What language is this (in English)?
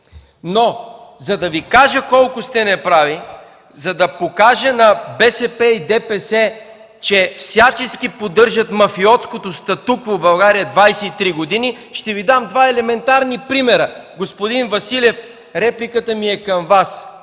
Bulgarian